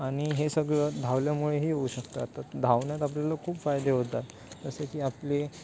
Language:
Marathi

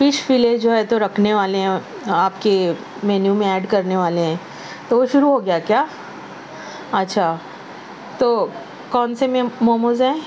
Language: Urdu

